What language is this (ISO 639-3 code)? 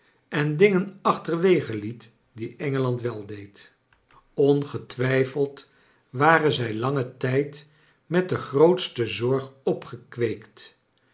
nld